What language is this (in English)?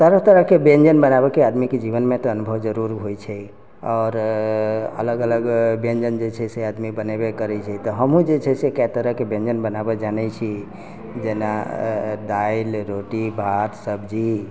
Maithili